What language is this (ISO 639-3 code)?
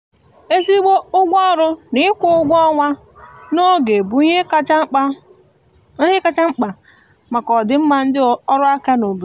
ibo